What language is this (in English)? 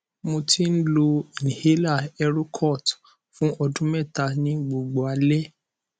Yoruba